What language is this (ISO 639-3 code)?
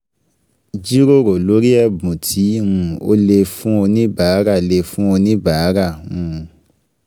yor